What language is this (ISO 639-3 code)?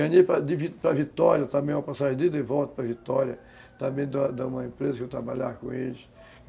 por